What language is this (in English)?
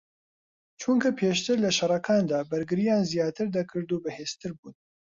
Central Kurdish